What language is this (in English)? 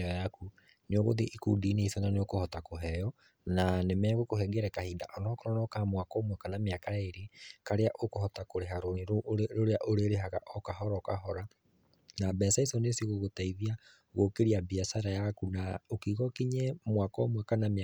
Kikuyu